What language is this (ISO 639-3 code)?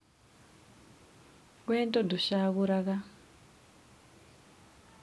kik